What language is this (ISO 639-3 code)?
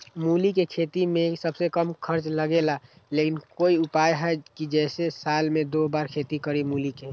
mag